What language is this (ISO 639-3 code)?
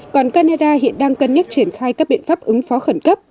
vie